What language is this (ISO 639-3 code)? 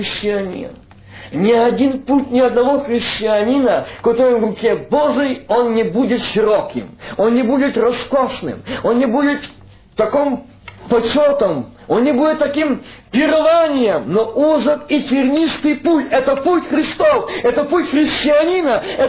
rus